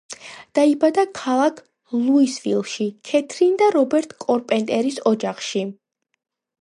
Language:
Georgian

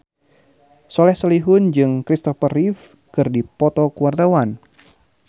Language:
Sundanese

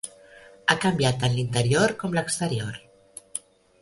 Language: Catalan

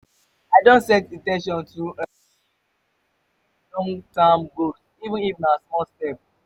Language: Nigerian Pidgin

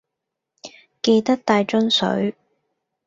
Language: Cantonese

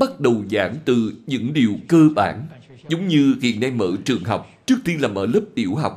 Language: Vietnamese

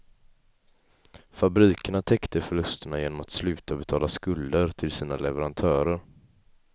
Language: Swedish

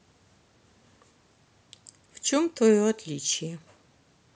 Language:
Russian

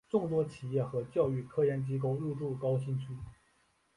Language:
Chinese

